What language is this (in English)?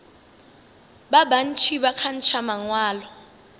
Northern Sotho